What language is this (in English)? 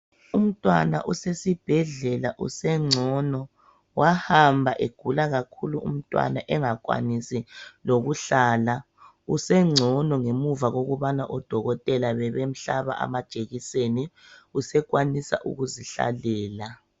North Ndebele